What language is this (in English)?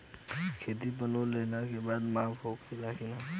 Bhojpuri